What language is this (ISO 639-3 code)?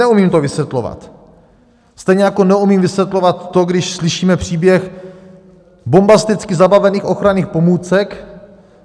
ces